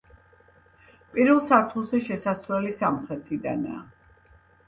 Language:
Georgian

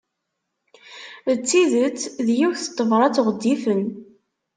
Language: Kabyle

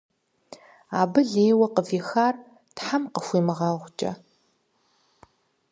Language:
Kabardian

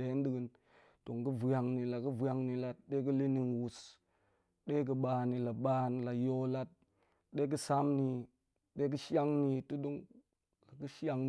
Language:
Goemai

